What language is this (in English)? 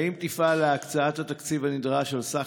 Hebrew